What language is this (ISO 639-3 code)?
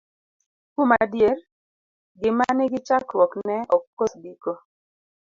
luo